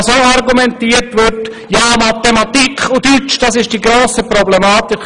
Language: Swiss German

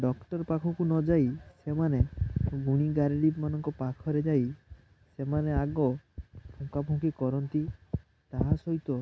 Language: Odia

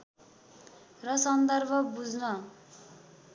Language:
Nepali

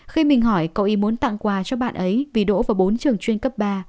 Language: Vietnamese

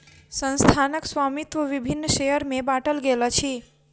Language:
Maithili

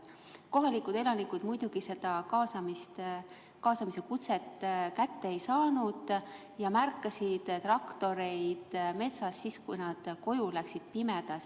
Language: Estonian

